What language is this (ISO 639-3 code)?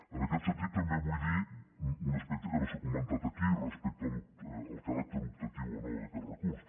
cat